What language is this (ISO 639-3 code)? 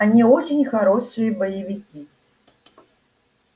rus